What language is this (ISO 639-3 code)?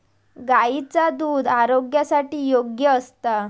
mar